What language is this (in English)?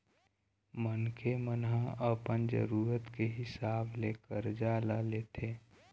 Chhattisgarhi